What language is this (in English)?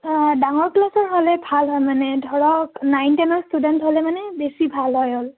Assamese